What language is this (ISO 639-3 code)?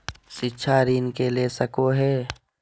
mag